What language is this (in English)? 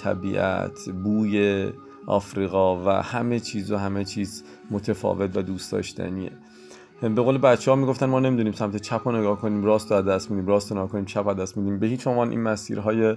Persian